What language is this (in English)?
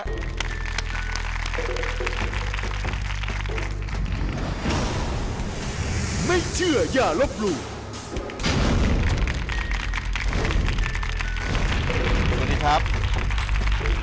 Thai